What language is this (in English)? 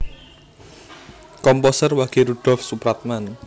Javanese